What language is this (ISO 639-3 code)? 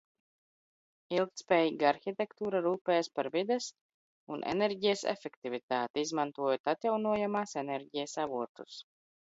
lav